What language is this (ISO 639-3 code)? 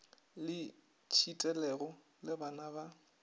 nso